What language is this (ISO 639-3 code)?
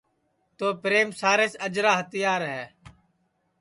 ssi